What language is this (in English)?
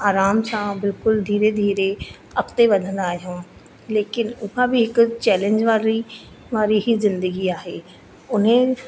Sindhi